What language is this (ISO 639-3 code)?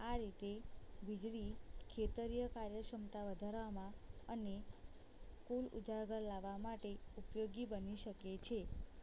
guj